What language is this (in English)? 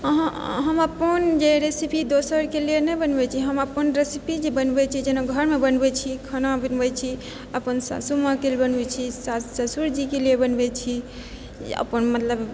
Maithili